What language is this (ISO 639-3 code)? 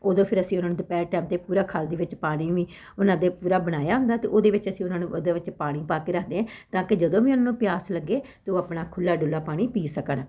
pan